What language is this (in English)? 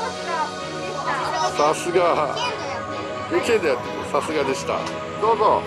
Japanese